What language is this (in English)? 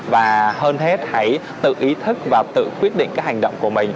Vietnamese